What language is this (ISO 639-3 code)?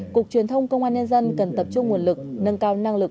vie